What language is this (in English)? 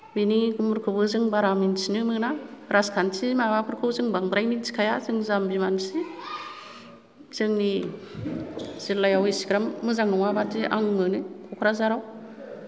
Bodo